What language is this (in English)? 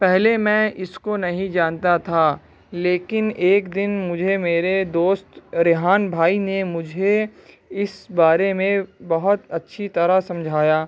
Urdu